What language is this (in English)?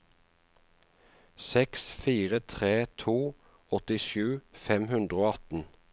Norwegian